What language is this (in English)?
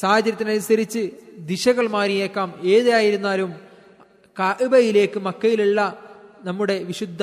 Malayalam